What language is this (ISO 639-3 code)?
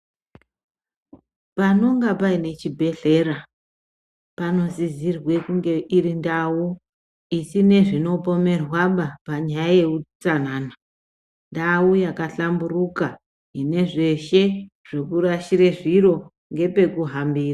ndc